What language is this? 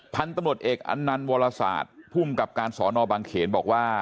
Thai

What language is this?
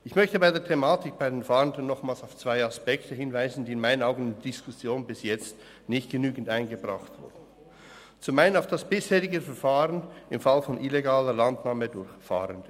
Swiss German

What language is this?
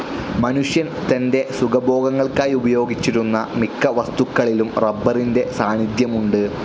Malayalam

